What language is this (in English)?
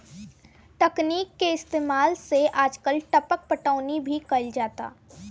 Bhojpuri